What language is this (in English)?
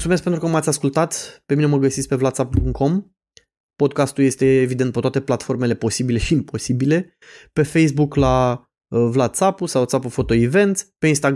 Romanian